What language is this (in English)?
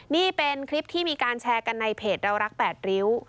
Thai